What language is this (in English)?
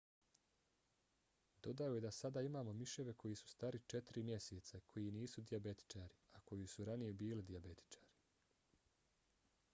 Bosnian